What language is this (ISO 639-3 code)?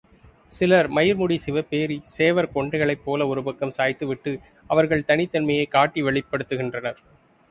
tam